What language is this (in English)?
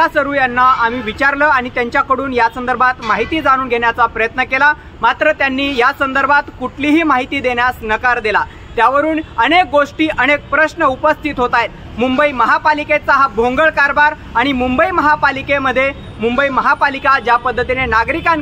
Hindi